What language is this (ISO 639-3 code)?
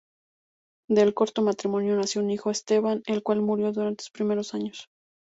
spa